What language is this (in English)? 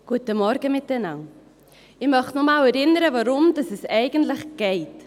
Swiss German